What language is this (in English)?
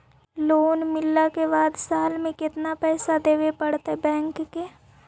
Magahi